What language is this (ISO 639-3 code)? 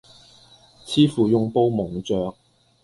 yue